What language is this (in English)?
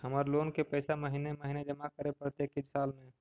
Magahi